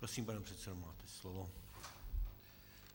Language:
Czech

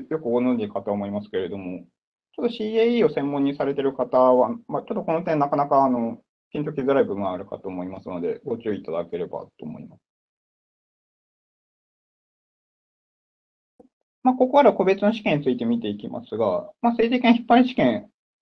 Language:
Japanese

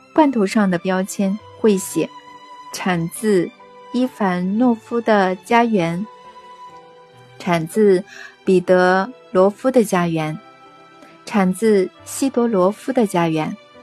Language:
Chinese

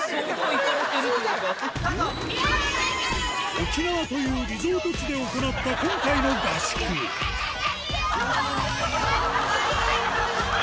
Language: Japanese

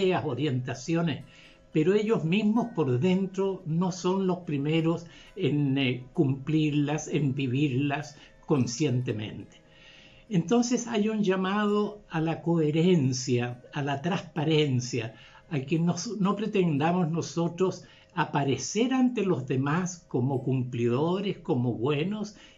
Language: Spanish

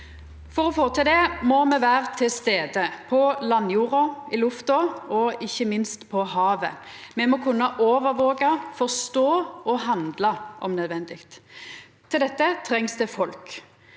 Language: Norwegian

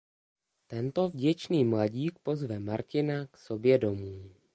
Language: Czech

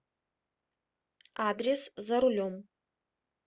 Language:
Russian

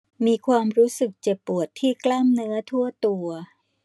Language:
Thai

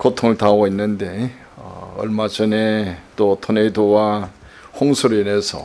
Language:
Korean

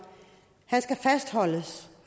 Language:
Danish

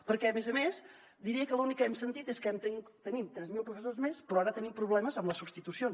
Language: Catalan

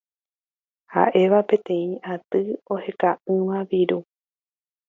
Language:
Guarani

